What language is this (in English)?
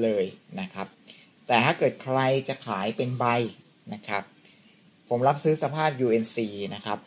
Thai